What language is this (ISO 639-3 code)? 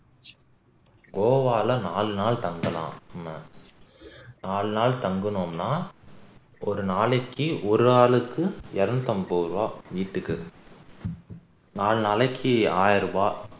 tam